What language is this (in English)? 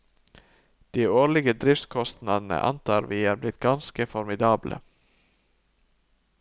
Norwegian